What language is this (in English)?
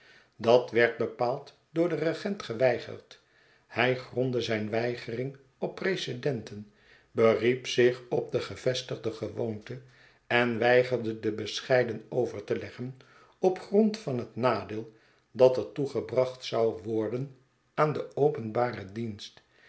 Dutch